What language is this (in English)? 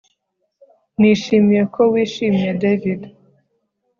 Kinyarwanda